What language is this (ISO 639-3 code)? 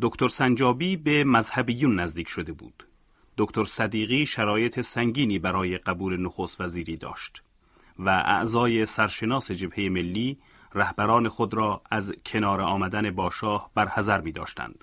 fas